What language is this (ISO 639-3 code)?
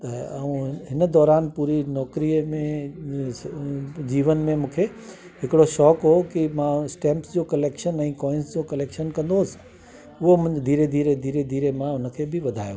snd